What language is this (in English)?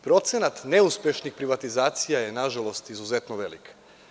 Serbian